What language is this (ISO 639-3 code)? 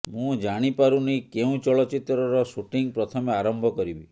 ori